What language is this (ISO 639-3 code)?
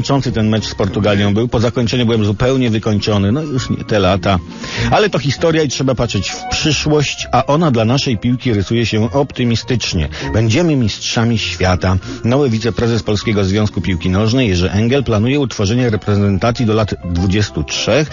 pol